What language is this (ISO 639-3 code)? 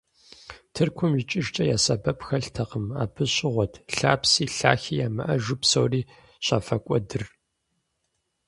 kbd